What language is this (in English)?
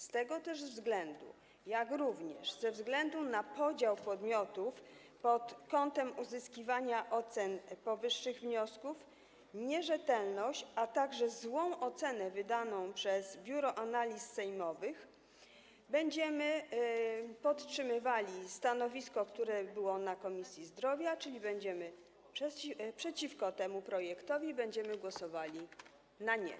Polish